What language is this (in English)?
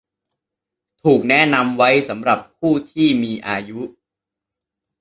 Thai